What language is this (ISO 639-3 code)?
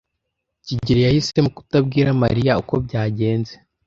kin